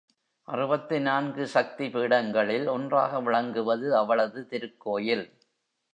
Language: Tamil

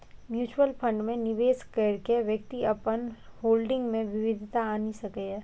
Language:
Maithili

